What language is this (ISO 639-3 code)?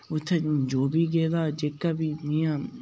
doi